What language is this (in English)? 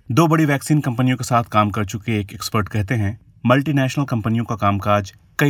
Hindi